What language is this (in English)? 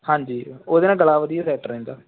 Punjabi